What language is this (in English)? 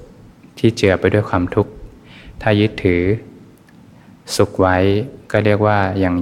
Thai